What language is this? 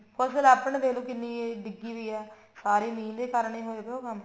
Punjabi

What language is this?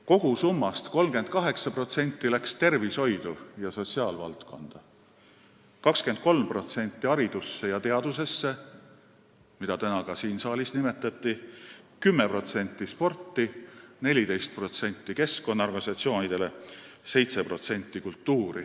Estonian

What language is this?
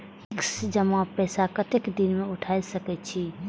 Maithili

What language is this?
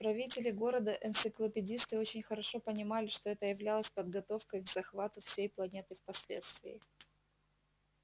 Russian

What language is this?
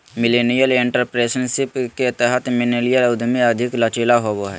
Magahi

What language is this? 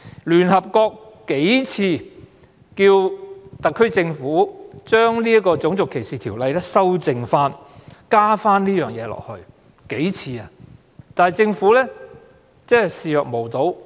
Cantonese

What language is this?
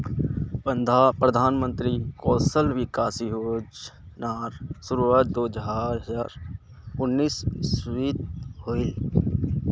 Magahi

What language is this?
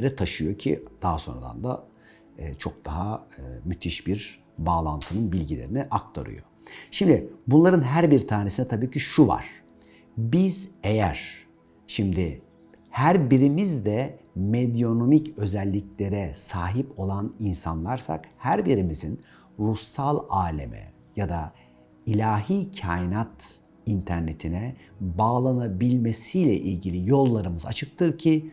Turkish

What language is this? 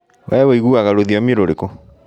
Kikuyu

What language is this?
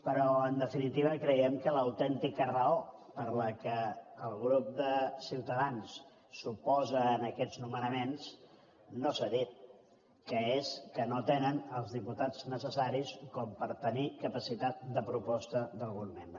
Catalan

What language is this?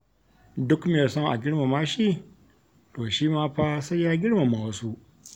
Hausa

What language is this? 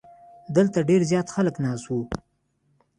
Pashto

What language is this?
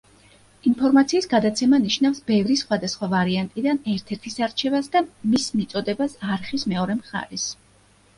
Georgian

